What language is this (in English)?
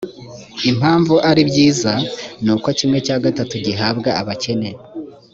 Kinyarwanda